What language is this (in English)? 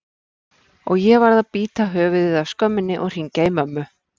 Icelandic